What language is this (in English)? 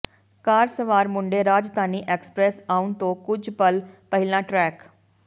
Punjabi